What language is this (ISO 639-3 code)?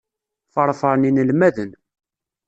kab